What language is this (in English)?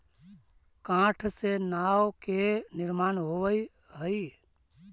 Magahi